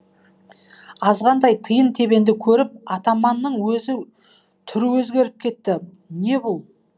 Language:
Kazakh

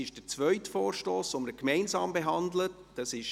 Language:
Swiss German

